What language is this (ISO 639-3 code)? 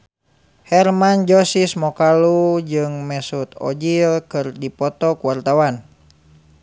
sun